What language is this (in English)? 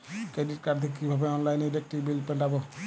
Bangla